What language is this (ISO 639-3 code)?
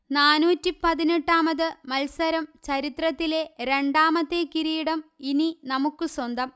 mal